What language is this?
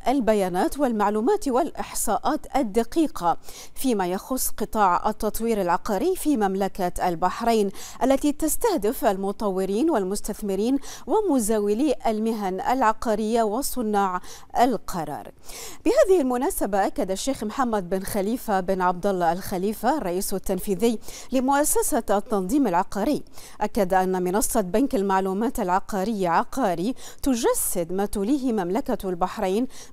Arabic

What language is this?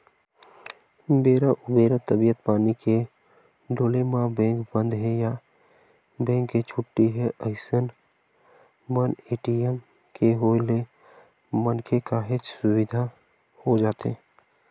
Chhattisgarhi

